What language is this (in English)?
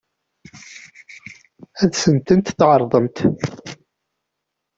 Kabyle